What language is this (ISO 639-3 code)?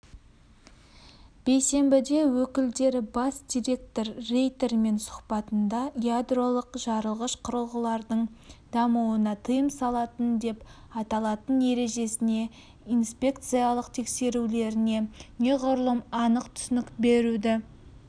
kaz